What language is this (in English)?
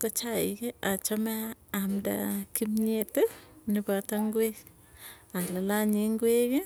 Tugen